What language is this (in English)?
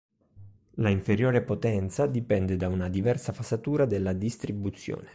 Italian